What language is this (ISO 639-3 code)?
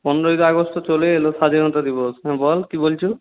ben